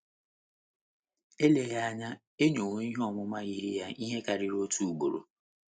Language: Igbo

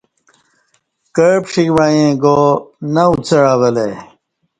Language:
Kati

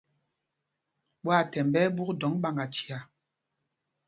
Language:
Mpumpong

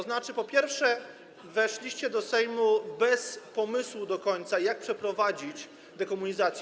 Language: Polish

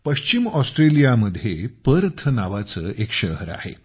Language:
Marathi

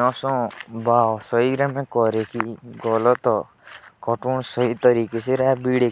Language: Jaunsari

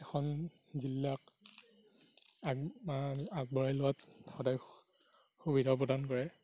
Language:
Assamese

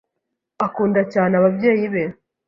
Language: Kinyarwanda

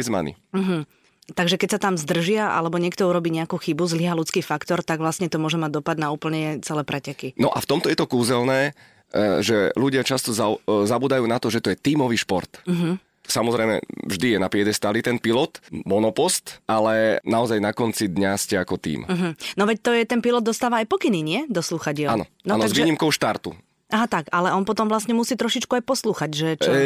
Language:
Slovak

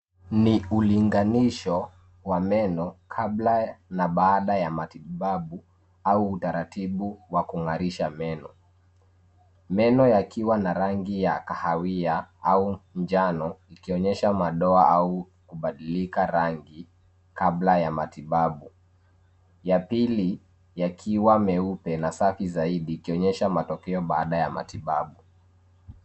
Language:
Swahili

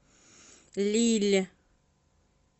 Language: Russian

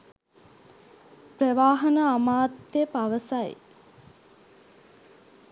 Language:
Sinhala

